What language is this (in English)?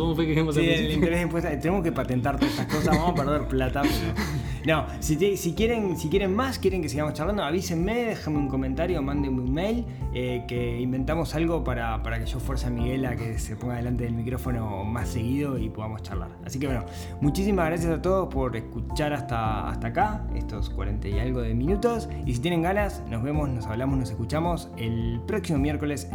Spanish